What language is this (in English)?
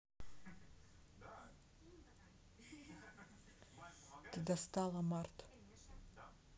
Russian